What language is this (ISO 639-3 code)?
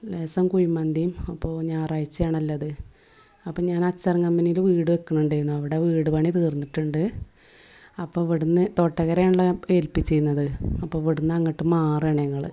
mal